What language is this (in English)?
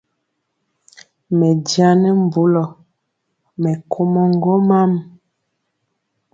Mpiemo